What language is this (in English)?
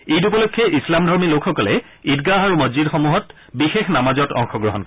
Assamese